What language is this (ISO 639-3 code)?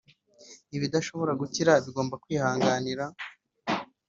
kin